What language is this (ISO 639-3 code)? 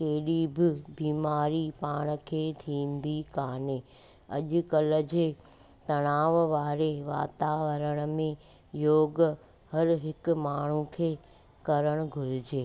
snd